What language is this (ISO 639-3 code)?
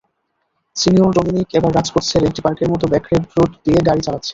ben